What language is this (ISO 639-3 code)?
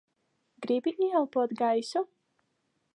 lav